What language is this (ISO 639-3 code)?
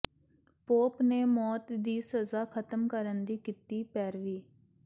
pan